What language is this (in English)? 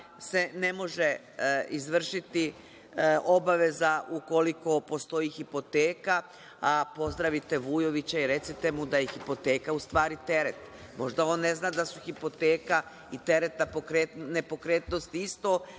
Serbian